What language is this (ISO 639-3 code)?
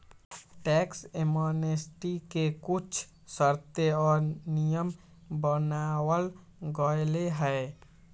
mag